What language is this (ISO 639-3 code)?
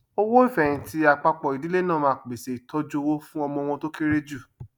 yor